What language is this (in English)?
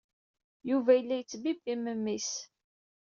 Kabyle